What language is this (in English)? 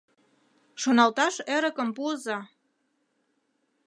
Mari